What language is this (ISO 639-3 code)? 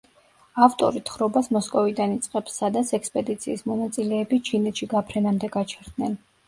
kat